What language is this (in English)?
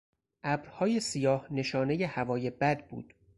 Persian